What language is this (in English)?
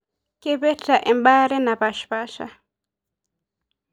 Masai